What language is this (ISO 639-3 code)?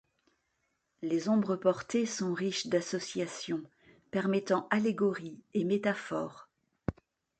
fra